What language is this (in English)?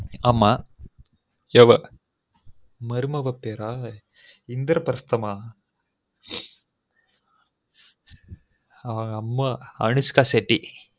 Tamil